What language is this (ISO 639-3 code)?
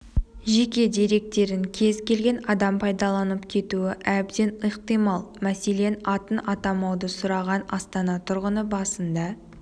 kaz